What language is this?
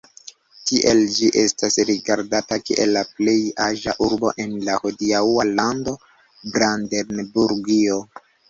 Esperanto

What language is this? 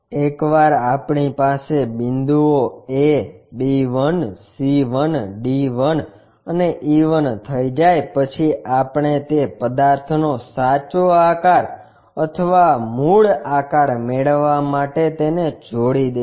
Gujarati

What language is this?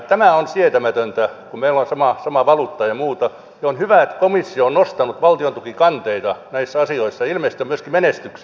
Finnish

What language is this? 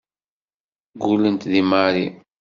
Kabyle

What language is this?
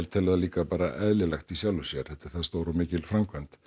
Icelandic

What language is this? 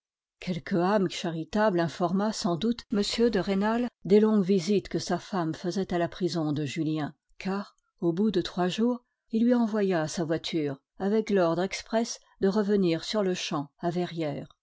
French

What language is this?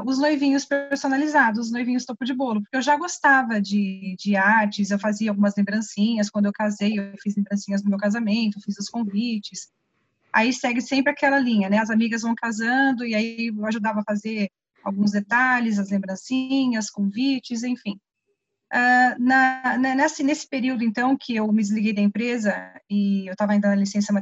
Portuguese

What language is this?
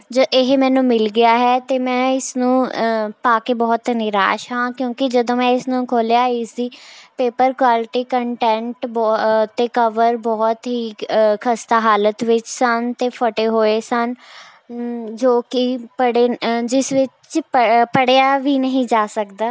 Punjabi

